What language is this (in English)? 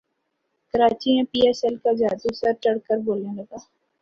Urdu